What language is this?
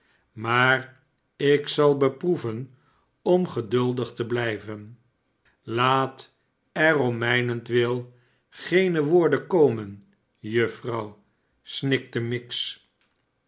Dutch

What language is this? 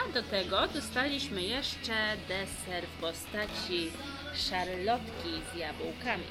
Polish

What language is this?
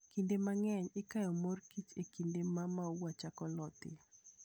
Luo (Kenya and Tanzania)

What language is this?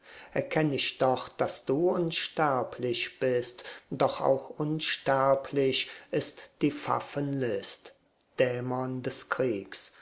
German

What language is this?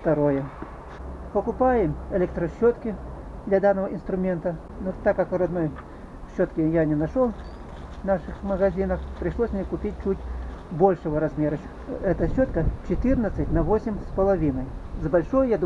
Russian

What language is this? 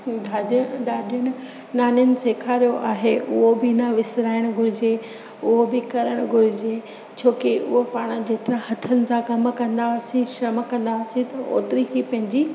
Sindhi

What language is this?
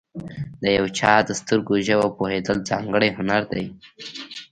Pashto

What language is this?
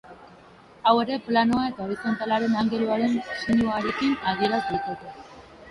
Basque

